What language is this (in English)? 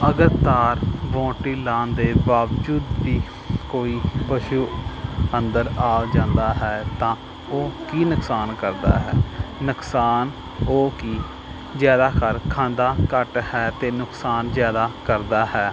Punjabi